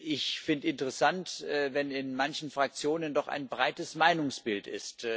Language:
German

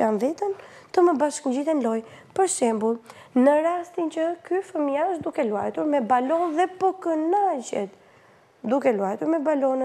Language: Romanian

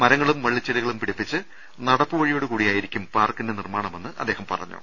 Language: Malayalam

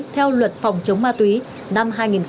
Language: Vietnamese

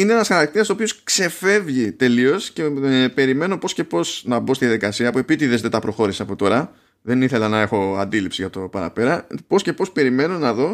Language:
Greek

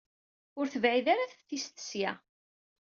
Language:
Kabyle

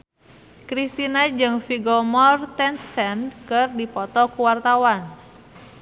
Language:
Sundanese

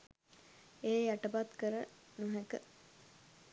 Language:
Sinhala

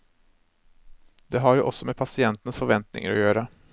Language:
Norwegian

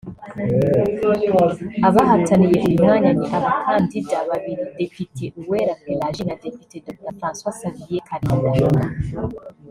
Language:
Kinyarwanda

